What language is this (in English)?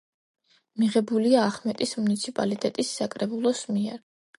Georgian